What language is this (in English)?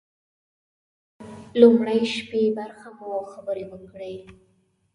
Pashto